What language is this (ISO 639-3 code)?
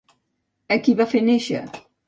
cat